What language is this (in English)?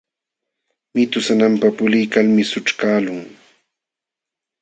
Jauja Wanca Quechua